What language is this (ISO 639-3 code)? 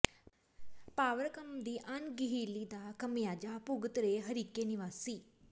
pan